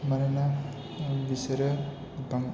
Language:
Bodo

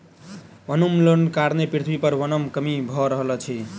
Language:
Maithili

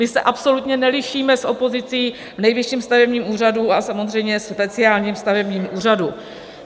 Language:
Czech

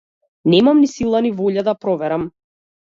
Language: Macedonian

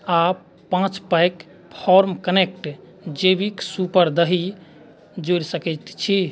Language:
Maithili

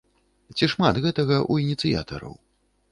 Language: Belarusian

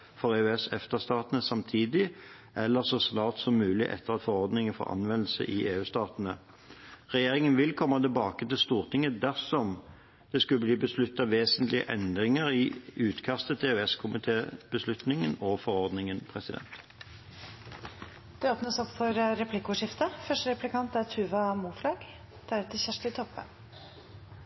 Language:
Norwegian Bokmål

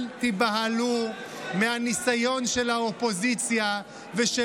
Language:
Hebrew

